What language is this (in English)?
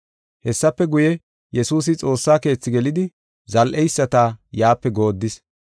Gofa